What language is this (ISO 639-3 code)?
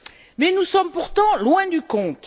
fra